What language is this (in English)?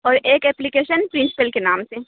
Urdu